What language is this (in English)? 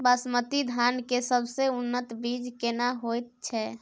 Maithili